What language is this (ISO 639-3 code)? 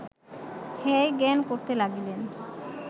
ben